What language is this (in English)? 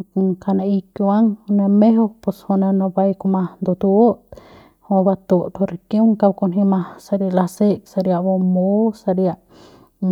Central Pame